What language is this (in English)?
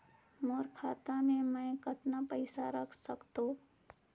Chhattisgarhi